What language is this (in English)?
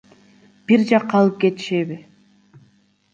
Kyrgyz